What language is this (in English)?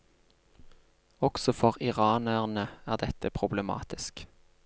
Norwegian